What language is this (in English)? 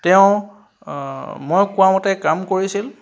Assamese